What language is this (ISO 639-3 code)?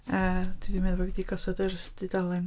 cym